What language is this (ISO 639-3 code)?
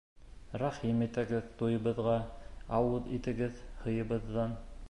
bak